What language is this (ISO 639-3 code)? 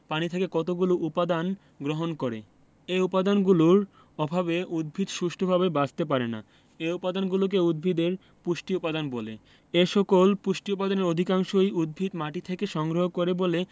ben